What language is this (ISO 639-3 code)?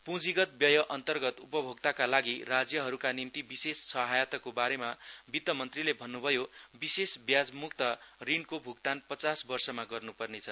nep